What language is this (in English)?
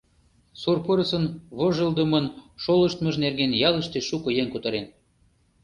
Mari